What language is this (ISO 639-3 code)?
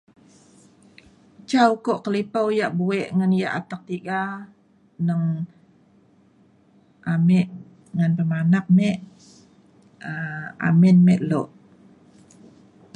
xkl